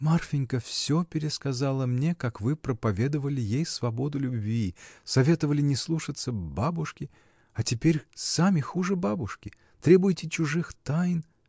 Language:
Russian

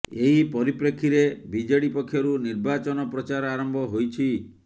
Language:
Odia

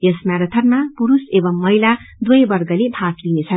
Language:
Nepali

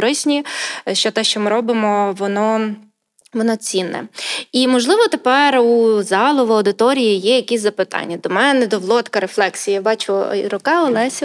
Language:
Ukrainian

